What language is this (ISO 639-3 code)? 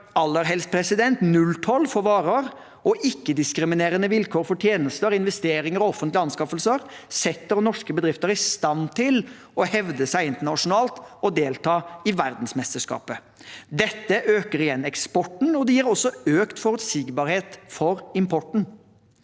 nor